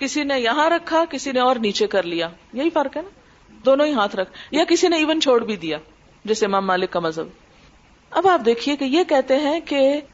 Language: Urdu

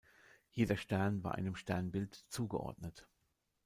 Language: German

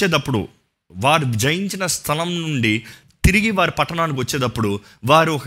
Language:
Telugu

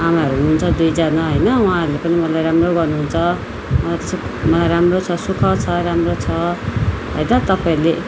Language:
Nepali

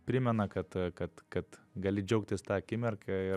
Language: Lithuanian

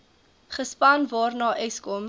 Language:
Afrikaans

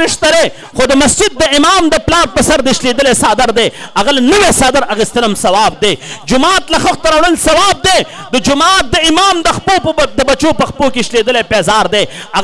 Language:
Arabic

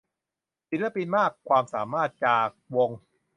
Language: Thai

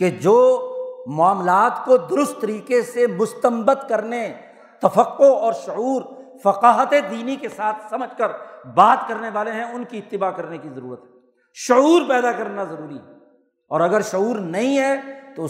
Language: Urdu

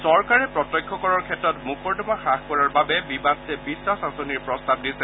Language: Assamese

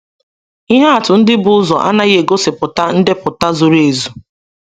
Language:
Igbo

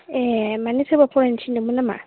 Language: Bodo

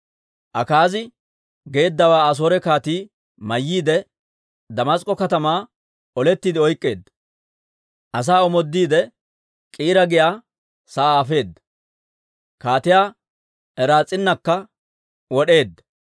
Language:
Dawro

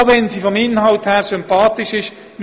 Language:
Swiss German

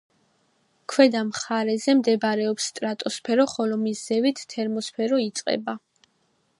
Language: Georgian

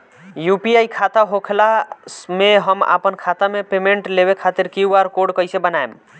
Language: Bhojpuri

